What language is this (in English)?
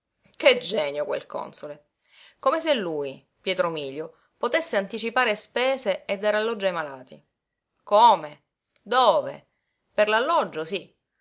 Italian